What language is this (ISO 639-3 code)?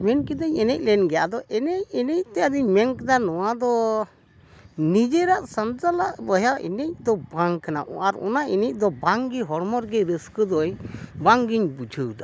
sat